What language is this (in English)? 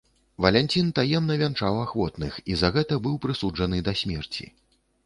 Belarusian